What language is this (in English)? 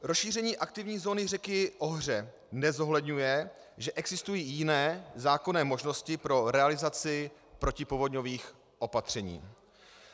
Czech